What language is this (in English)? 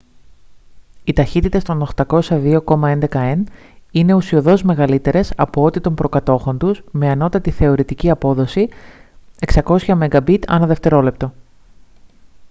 Greek